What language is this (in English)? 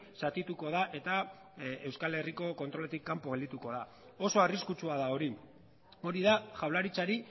Basque